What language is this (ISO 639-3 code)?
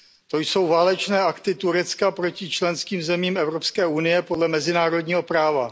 ces